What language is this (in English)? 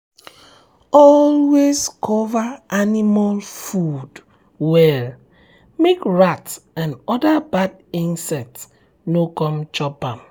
Nigerian Pidgin